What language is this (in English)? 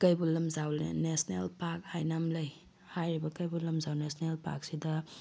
Manipuri